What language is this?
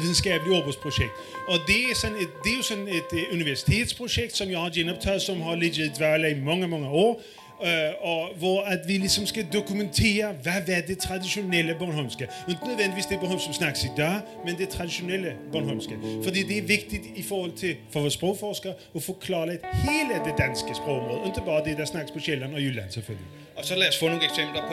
Danish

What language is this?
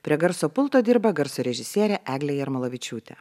Lithuanian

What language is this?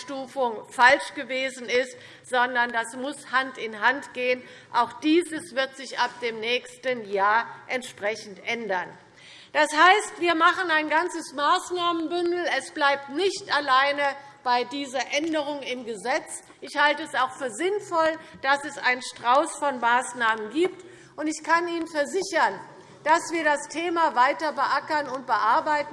German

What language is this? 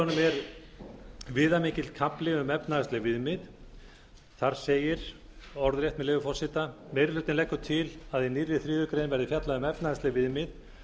Icelandic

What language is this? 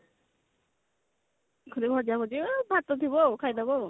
Odia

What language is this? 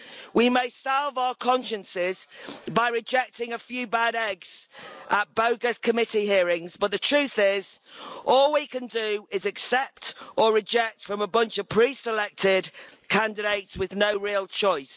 English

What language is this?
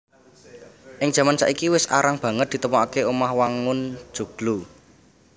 Javanese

